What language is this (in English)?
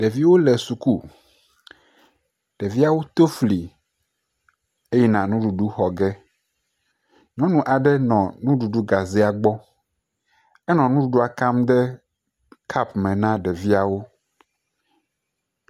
Ewe